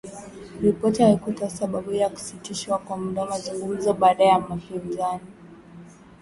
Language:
Swahili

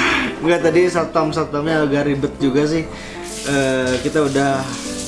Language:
Indonesian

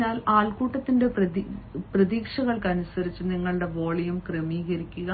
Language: Malayalam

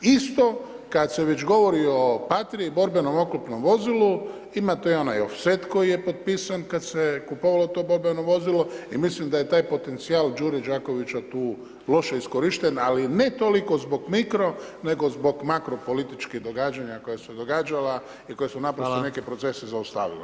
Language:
Croatian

